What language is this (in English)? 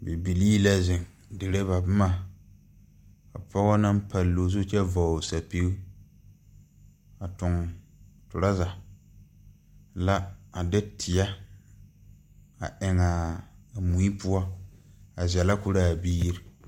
Southern Dagaare